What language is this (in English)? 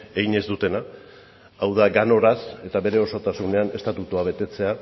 Basque